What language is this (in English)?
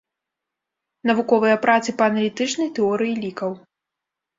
Belarusian